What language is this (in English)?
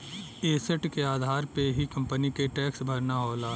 Bhojpuri